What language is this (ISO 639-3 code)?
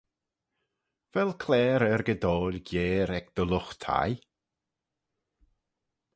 glv